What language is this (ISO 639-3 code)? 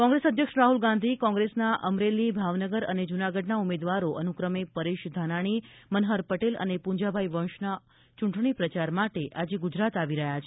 guj